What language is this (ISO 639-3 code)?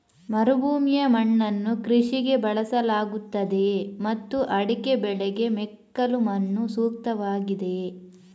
kan